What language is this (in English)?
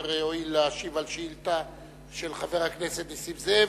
Hebrew